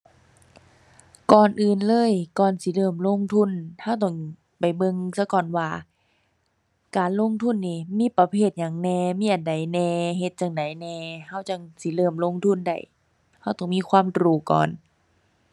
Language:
Thai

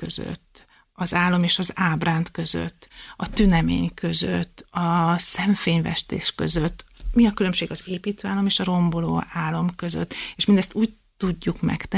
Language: Hungarian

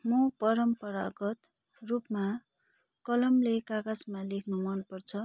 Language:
Nepali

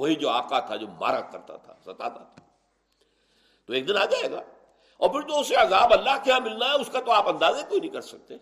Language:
Urdu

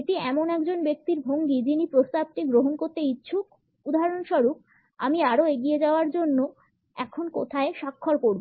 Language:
Bangla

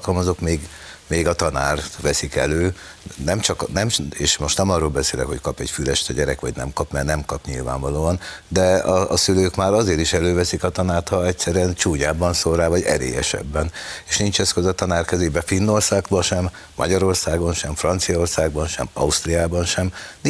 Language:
Hungarian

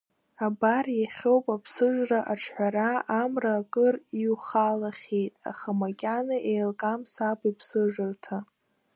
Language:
Abkhazian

